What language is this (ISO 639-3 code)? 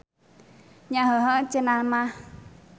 sun